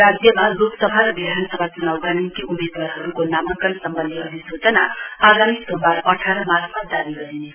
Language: Nepali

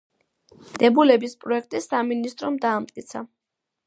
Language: Georgian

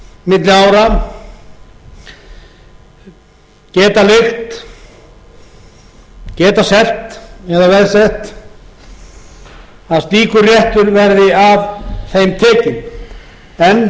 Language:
Icelandic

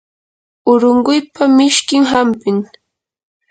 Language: Yanahuanca Pasco Quechua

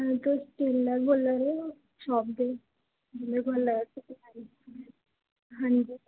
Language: Dogri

